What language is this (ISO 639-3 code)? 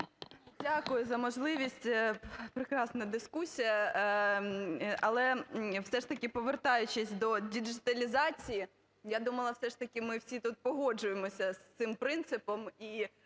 ukr